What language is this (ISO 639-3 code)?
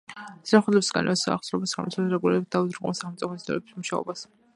kat